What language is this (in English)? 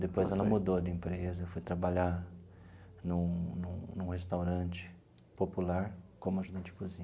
Portuguese